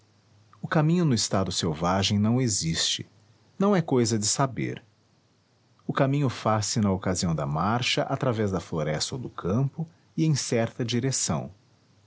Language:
Portuguese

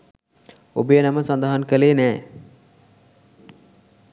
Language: Sinhala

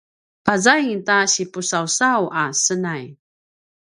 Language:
Paiwan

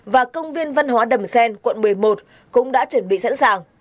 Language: Vietnamese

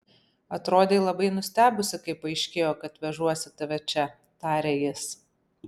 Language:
Lithuanian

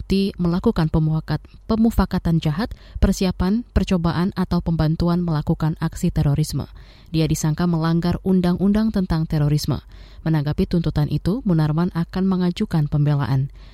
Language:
Indonesian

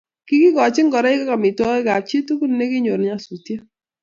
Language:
Kalenjin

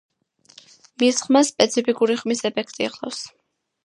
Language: Georgian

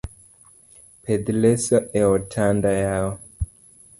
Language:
Luo (Kenya and Tanzania)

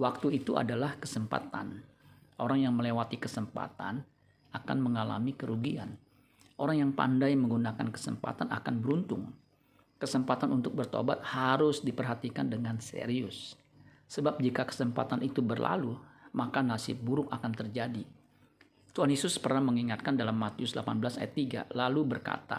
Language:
Indonesian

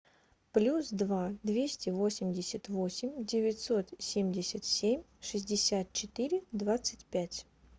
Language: Russian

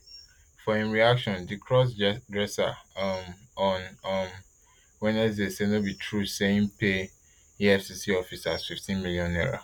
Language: Nigerian Pidgin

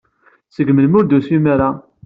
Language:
Kabyle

